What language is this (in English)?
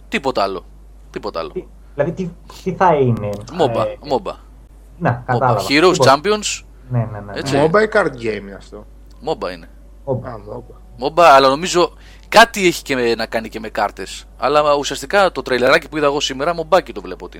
Greek